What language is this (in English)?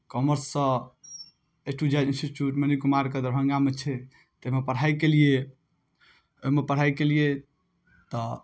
Maithili